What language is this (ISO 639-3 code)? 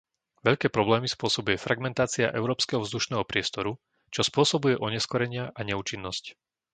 slk